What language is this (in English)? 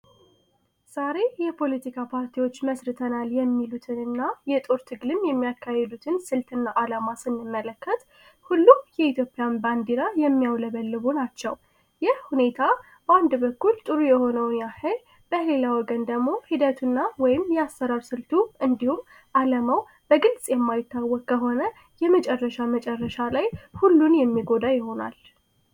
Amharic